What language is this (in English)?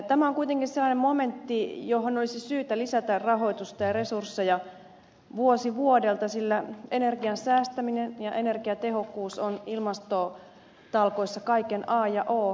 Finnish